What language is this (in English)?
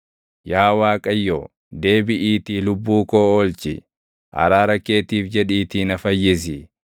Oromo